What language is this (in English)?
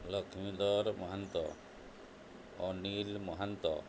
Odia